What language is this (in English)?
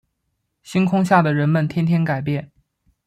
Chinese